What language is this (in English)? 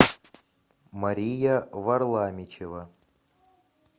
Russian